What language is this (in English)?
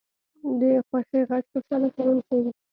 Pashto